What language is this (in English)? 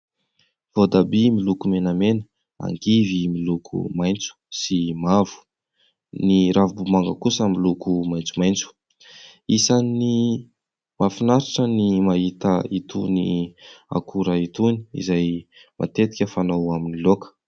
Malagasy